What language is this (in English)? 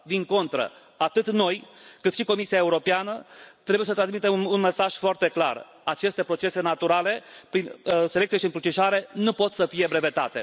Romanian